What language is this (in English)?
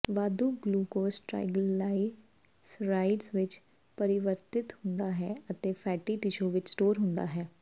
Punjabi